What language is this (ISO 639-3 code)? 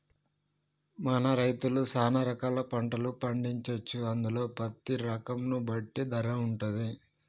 tel